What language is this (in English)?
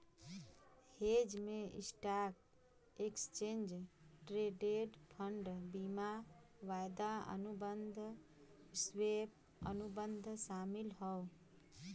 Bhojpuri